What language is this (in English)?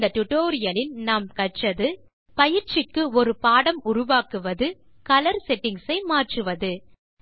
Tamil